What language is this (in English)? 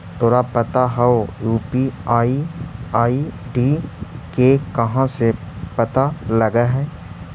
Magahi